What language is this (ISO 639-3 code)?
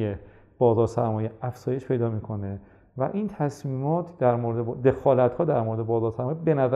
fas